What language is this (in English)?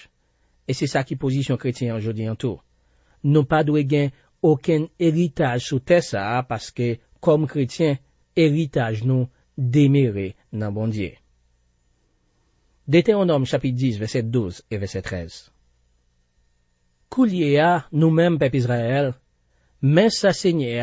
French